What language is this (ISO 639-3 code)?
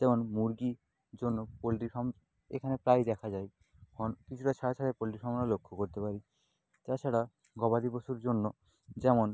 ben